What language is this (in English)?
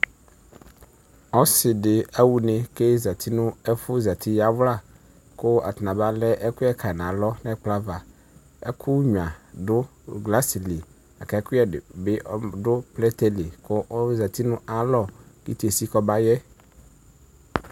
Ikposo